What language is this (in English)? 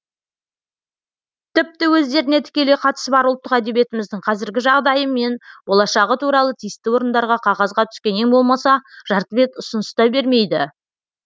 Kazakh